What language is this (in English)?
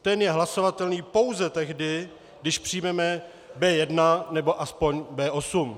Czech